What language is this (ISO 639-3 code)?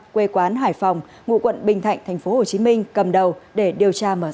vie